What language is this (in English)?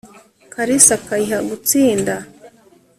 Kinyarwanda